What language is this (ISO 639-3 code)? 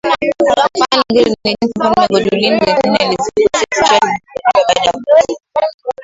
swa